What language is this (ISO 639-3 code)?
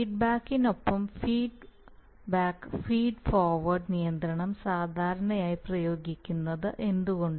mal